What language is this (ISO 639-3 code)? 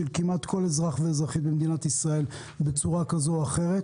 heb